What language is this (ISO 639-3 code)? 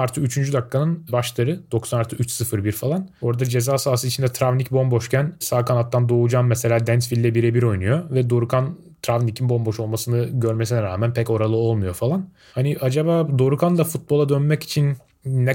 tur